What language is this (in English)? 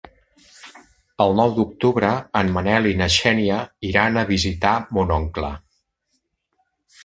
Catalan